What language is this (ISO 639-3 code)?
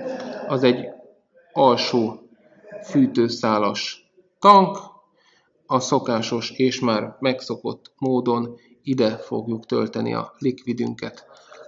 hun